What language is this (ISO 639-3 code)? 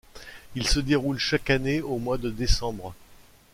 fra